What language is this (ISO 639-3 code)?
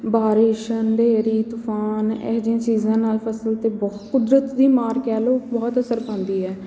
pan